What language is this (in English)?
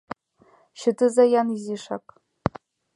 Mari